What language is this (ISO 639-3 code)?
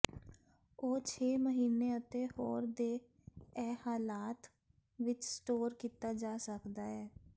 pan